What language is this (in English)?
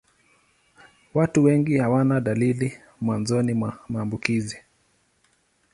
Swahili